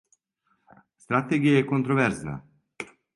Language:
Serbian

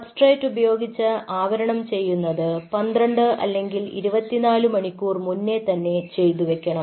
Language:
Malayalam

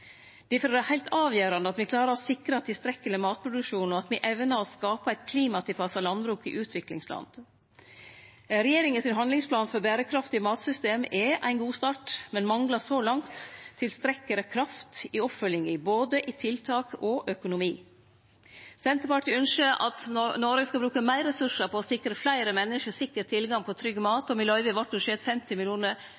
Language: Norwegian Nynorsk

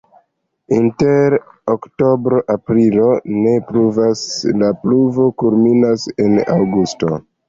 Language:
Esperanto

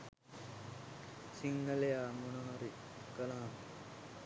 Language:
Sinhala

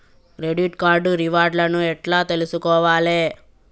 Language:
Telugu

